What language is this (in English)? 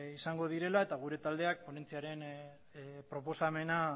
Basque